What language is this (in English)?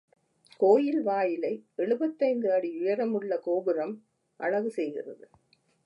Tamil